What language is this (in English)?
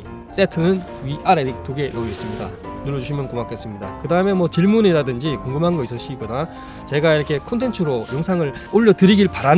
Korean